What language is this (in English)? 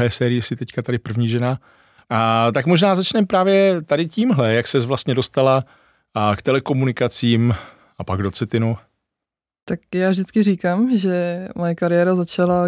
Czech